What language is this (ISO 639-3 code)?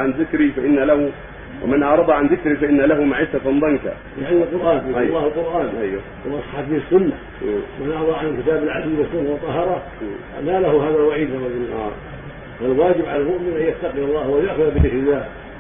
ara